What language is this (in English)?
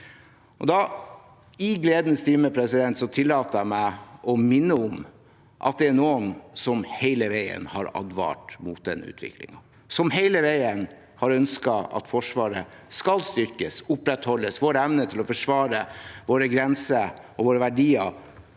Norwegian